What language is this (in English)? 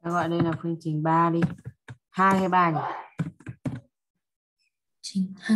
Vietnamese